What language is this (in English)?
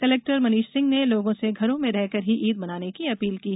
Hindi